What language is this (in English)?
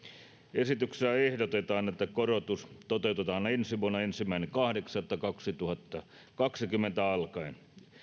Finnish